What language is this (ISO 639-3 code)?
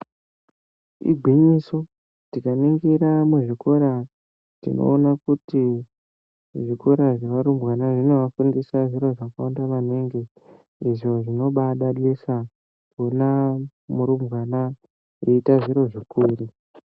ndc